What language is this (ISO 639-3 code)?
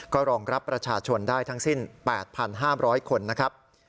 tha